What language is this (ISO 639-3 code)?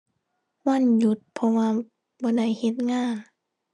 tha